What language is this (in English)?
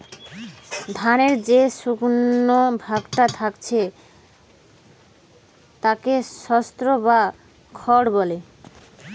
Bangla